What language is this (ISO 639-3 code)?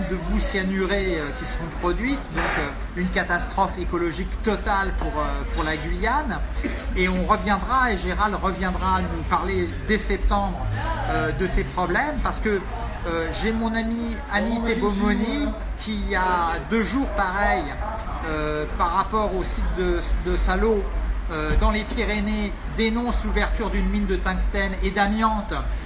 fra